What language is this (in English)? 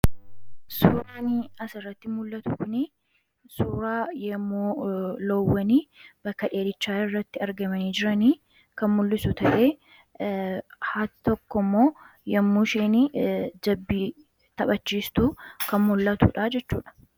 Oromo